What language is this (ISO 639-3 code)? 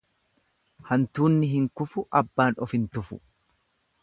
orm